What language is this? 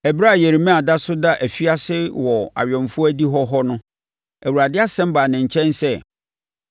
Akan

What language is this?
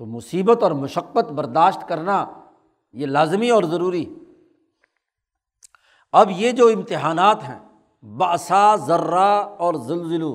Urdu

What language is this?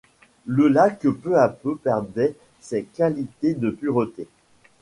French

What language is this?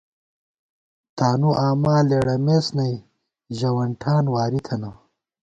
Gawar-Bati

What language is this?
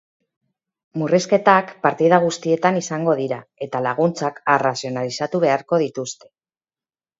Basque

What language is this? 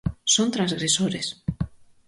Galician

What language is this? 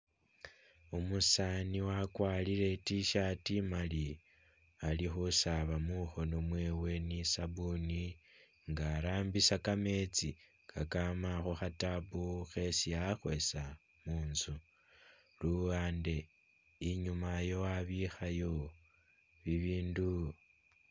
Masaaba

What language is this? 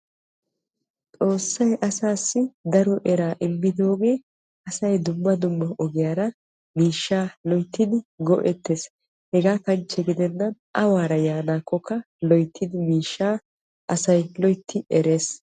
Wolaytta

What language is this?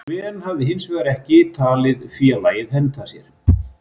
Icelandic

